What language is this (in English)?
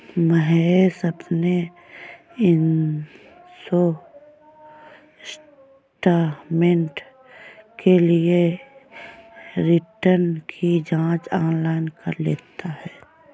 Hindi